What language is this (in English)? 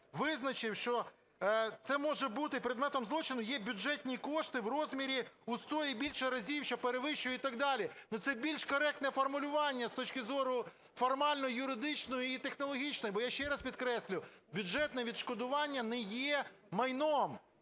Ukrainian